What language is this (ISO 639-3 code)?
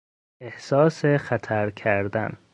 fas